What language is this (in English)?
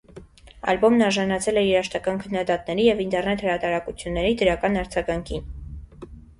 Armenian